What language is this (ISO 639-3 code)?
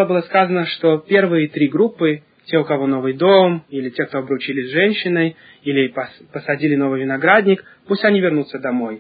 rus